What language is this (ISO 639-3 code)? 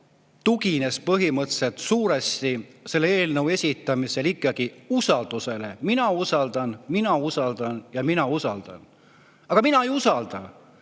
est